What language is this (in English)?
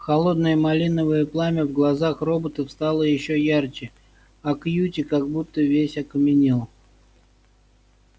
Russian